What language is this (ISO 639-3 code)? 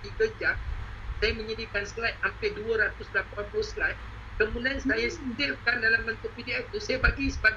msa